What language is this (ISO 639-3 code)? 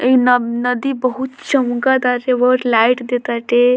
bho